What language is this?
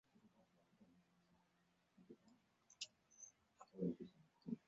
Chinese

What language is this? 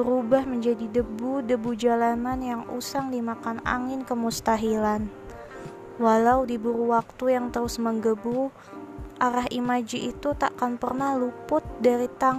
Indonesian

